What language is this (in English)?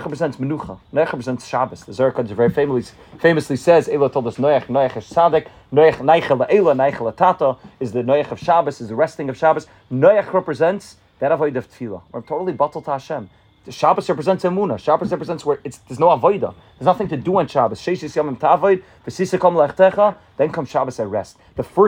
English